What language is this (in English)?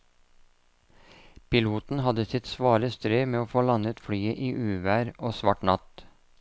Norwegian